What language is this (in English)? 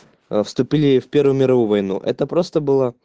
Russian